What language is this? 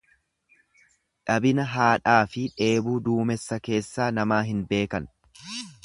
Oromo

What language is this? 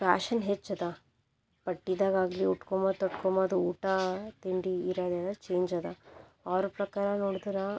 Kannada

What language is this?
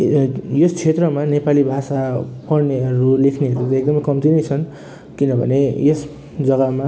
Nepali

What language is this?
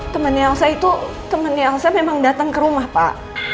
Indonesian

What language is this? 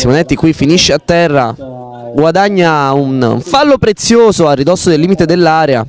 Italian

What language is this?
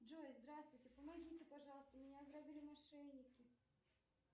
Russian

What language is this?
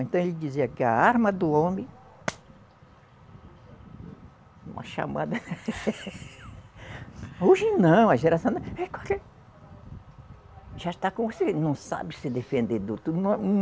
Portuguese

